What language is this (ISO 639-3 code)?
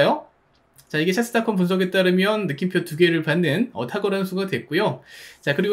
kor